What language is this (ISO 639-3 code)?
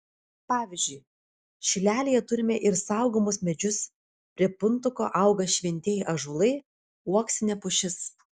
lit